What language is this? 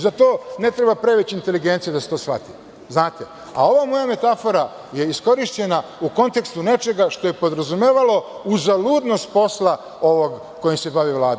Serbian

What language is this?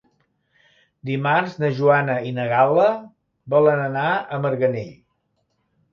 Catalan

